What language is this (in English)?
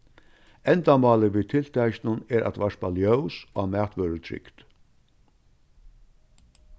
Faroese